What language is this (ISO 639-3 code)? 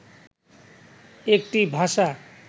ben